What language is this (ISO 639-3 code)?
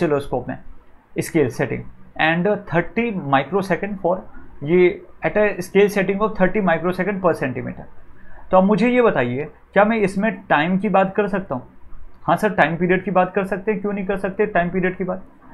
hin